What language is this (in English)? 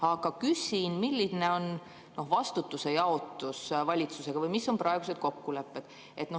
Estonian